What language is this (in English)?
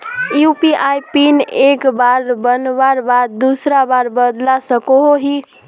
Magahi